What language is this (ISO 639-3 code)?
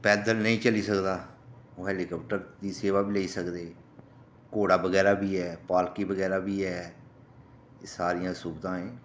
doi